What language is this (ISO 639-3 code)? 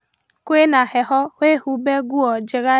kik